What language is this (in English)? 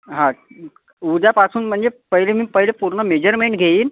Marathi